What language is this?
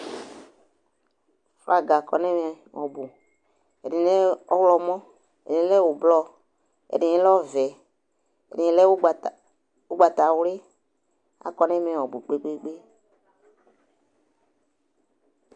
Ikposo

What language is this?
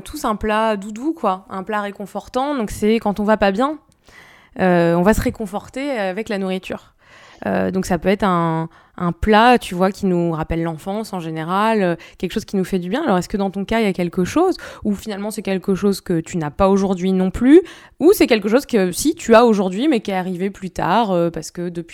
French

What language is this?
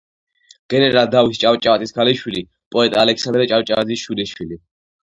Georgian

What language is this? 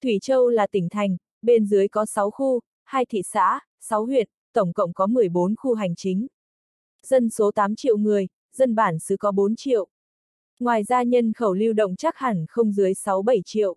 Vietnamese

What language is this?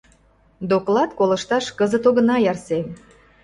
Mari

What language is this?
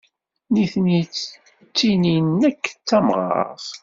Kabyle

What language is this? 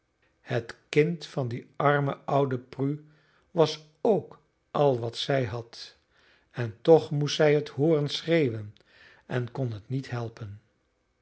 Dutch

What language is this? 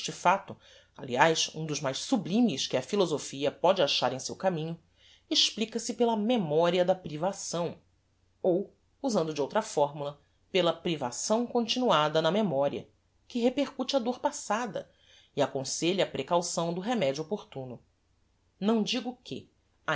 Portuguese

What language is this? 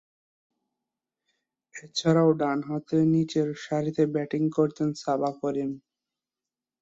Bangla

